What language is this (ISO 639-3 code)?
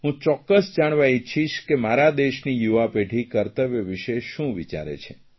guj